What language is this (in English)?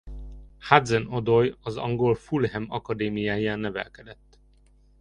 Hungarian